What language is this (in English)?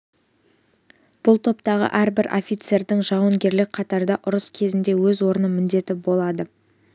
Kazakh